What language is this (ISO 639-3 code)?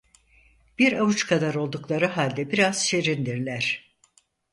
tur